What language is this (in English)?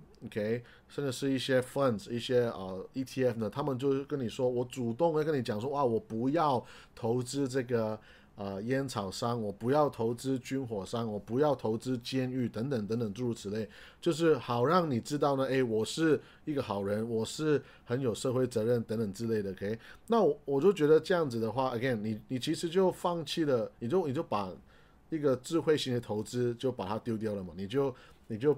Chinese